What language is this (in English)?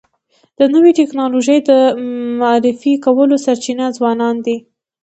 Pashto